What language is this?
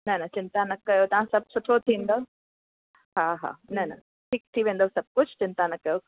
Sindhi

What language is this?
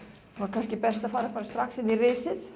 Icelandic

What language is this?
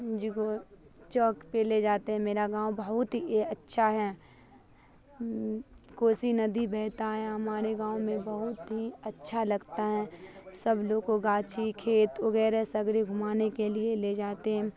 Urdu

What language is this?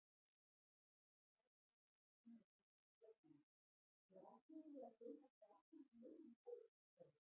Icelandic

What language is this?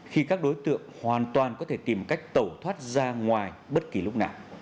Vietnamese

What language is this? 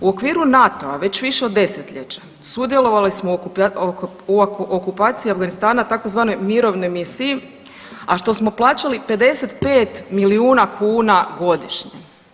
Croatian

